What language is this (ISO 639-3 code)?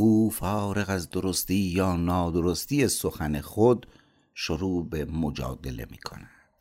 fas